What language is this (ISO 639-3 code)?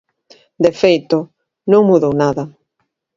glg